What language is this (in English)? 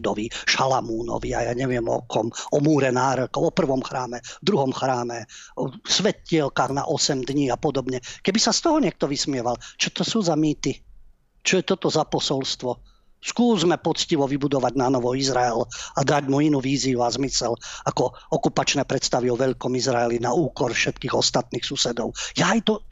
Slovak